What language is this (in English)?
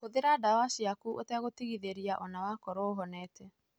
Kikuyu